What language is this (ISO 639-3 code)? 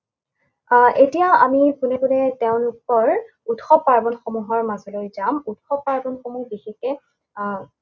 asm